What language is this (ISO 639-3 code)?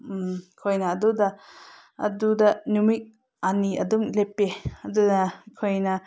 mni